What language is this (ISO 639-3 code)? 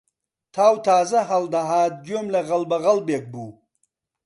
ckb